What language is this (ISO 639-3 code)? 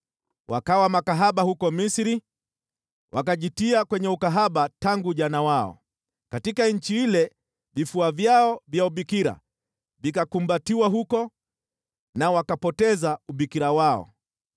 swa